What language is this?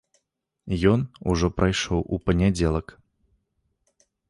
Belarusian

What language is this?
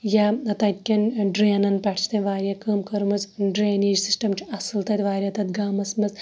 Kashmiri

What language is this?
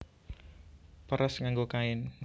Javanese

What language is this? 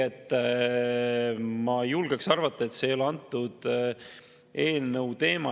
Estonian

